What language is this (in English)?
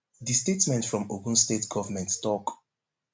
Nigerian Pidgin